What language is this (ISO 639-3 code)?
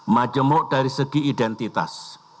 ind